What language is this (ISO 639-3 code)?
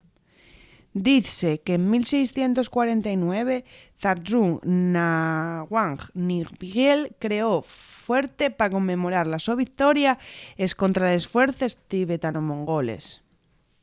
ast